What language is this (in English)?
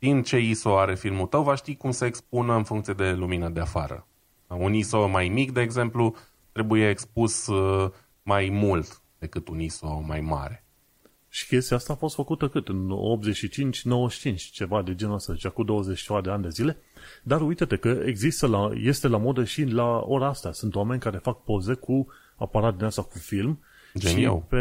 Romanian